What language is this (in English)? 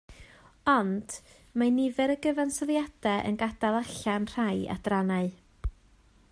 Welsh